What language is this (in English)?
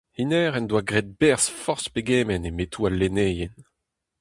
Breton